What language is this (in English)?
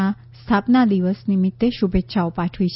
Gujarati